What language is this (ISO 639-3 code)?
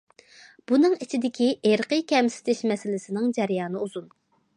uig